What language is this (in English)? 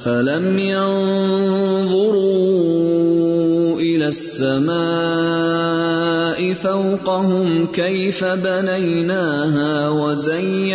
Urdu